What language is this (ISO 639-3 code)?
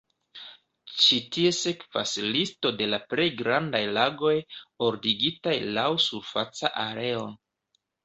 epo